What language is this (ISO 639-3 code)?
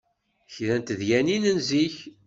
kab